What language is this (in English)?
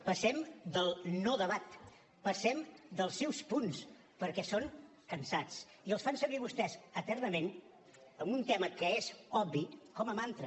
Catalan